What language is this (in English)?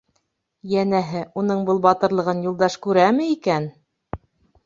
Bashkir